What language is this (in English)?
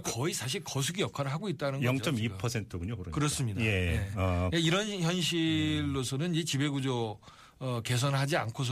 Korean